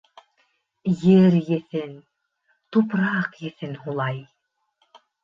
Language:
Bashkir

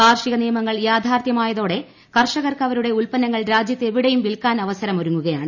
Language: Malayalam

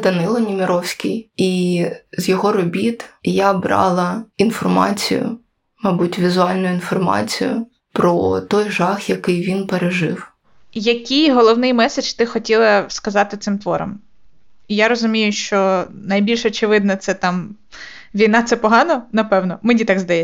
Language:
Ukrainian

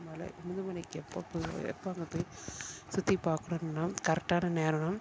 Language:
Tamil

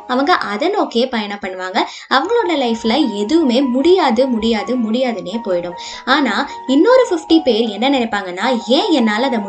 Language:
Tamil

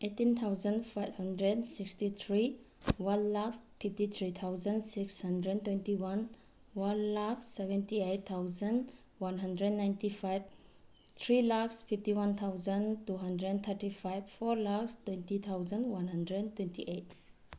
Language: Manipuri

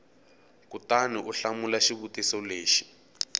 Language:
Tsonga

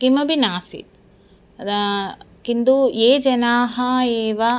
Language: Sanskrit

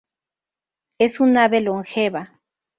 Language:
Spanish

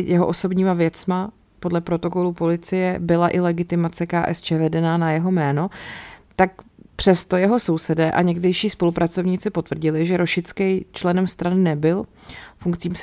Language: Czech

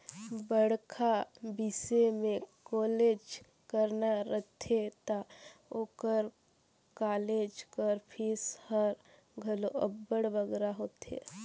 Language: Chhattisgarhi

